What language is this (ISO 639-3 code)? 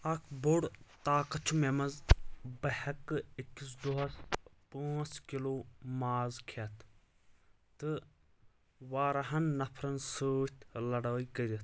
kas